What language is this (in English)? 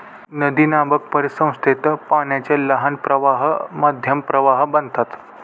Marathi